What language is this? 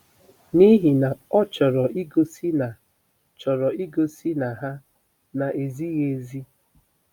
Igbo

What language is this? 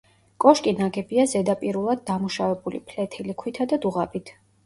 Georgian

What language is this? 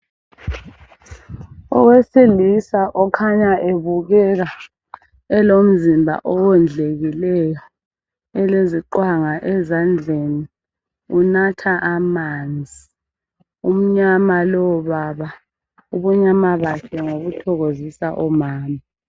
North Ndebele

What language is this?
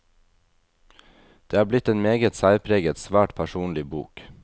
Norwegian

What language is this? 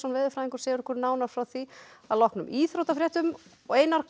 Icelandic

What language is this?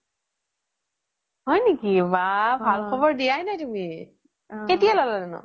Assamese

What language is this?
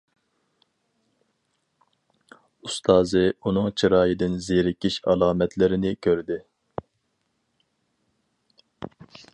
Uyghur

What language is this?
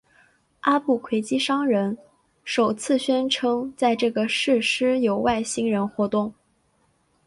Chinese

